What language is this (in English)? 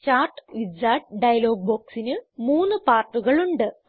Malayalam